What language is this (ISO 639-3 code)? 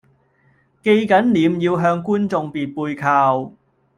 yue